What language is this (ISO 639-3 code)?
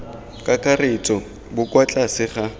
tsn